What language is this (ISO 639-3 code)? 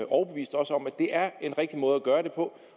dan